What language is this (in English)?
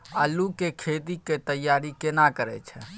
Maithili